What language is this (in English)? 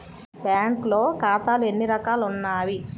Telugu